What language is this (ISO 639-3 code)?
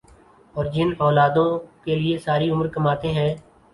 urd